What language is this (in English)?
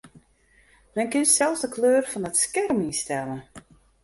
Western Frisian